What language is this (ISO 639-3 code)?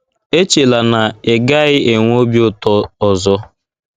ibo